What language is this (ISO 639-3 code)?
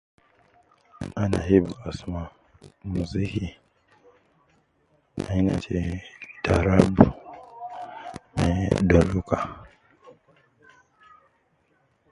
kcn